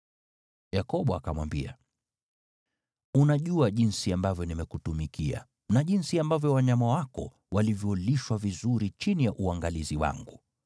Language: Swahili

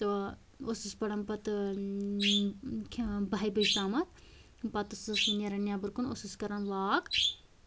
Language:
Kashmiri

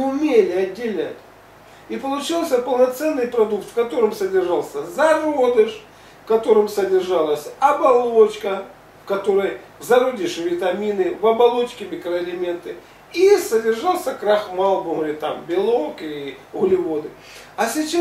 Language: Russian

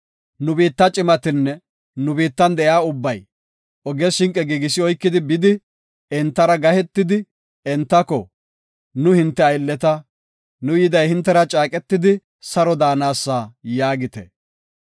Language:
Gofa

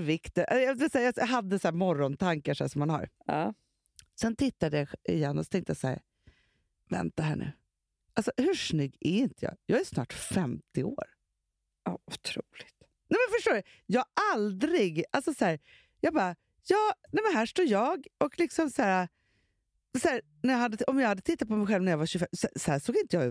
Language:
Swedish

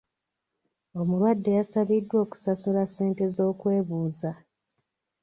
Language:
Ganda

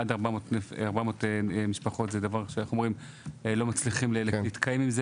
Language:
Hebrew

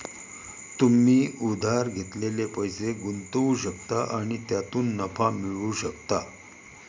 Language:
Marathi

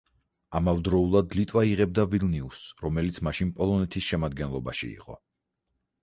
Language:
Georgian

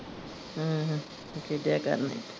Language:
Punjabi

